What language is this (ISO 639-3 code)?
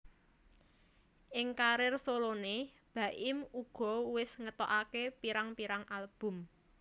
jav